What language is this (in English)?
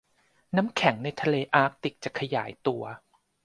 Thai